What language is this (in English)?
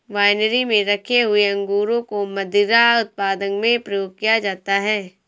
Hindi